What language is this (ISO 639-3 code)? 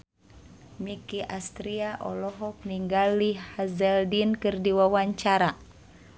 sun